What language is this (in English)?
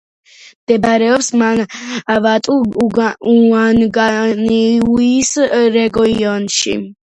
Georgian